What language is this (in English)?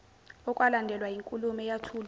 Zulu